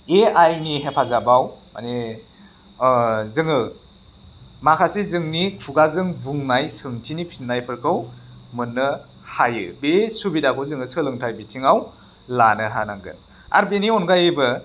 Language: Bodo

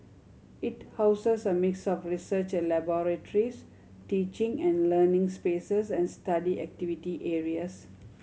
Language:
English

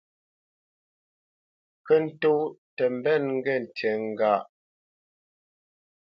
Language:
Bamenyam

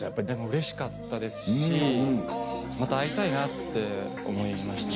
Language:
Japanese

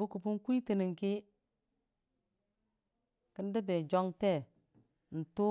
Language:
Dijim-Bwilim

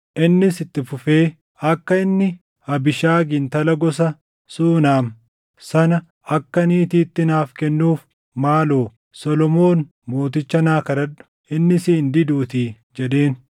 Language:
Oromo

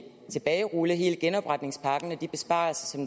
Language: Danish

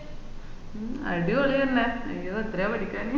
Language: Malayalam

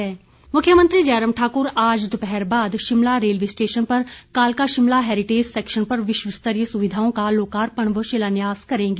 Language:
Hindi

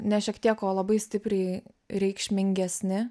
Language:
Lithuanian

